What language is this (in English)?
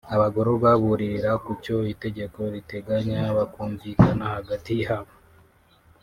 Kinyarwanda